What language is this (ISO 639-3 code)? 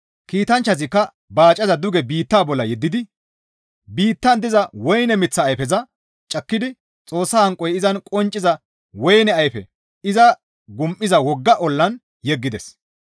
gmv